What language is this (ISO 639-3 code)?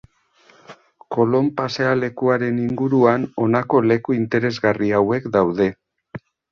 eus